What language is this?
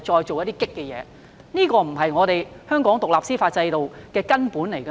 Cantonese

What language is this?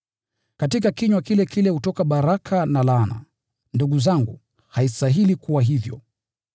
Swahili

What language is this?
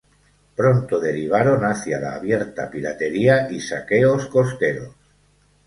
Spanish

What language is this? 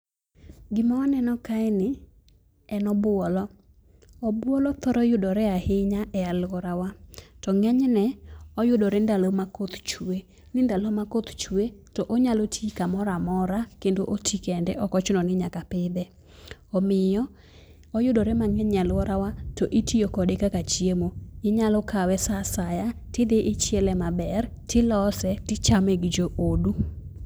Luo (Kenya and Tanzania)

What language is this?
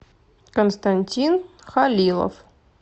Russian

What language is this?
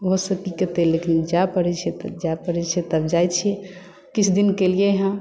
Maithili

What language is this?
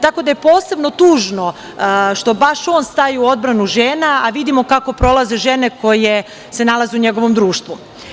Serbian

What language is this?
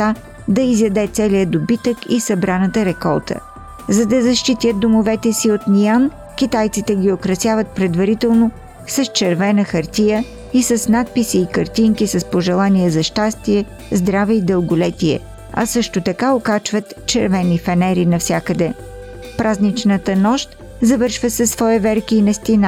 Bulgarian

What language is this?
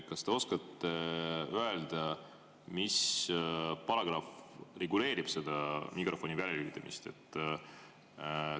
Estonian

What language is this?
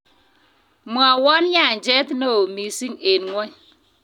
Kalenjin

